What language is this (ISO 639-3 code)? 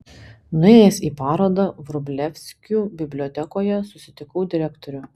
lit